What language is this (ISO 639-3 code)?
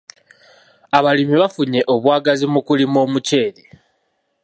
lug